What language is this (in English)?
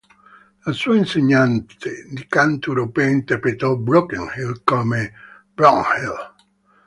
Italian